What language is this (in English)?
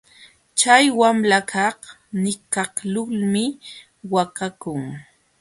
Jauja Wanca Quechua